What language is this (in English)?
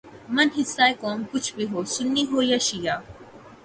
Urdu